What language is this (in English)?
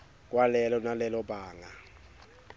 Swati